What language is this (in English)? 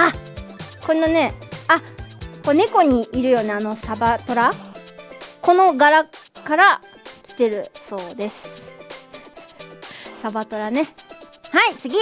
Japanese